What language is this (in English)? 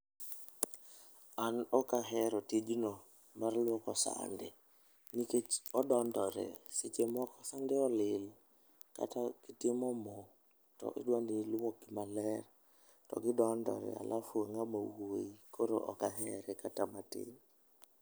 Luo (Kenya and Tanzania)